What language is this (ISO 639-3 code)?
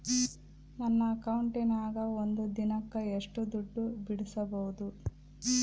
kan